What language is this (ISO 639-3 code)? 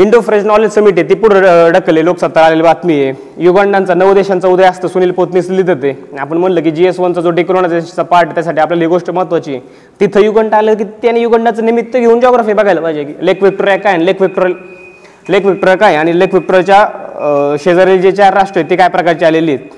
mar